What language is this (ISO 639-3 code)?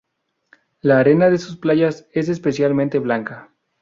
spa